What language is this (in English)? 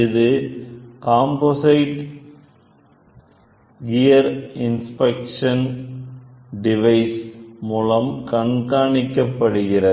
Tamil